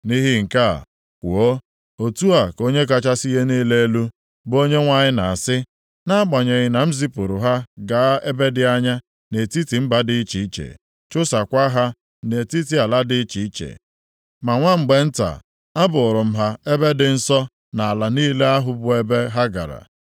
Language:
Igbo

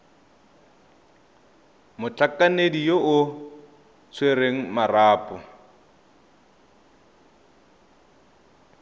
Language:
Tswana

